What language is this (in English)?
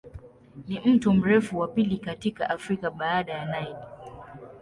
Swahili